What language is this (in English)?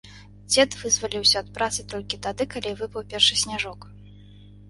Belarusian